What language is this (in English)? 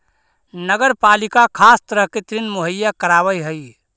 Magahi